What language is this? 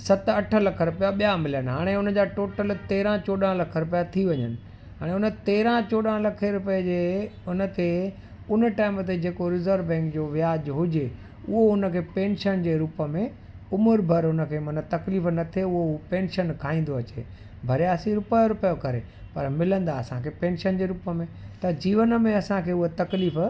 Sindhi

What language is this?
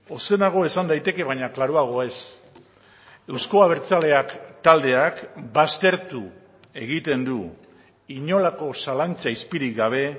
Basque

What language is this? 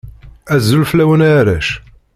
Kabyle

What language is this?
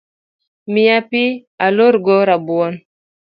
Luo (Kenya and Tanzania)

